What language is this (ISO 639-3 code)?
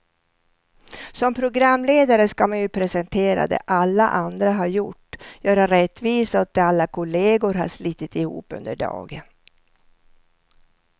swe